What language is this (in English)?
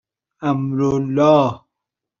Persian